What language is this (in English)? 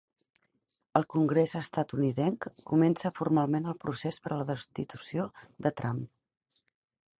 Catalan